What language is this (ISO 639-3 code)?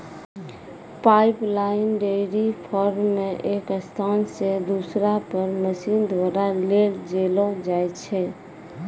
mai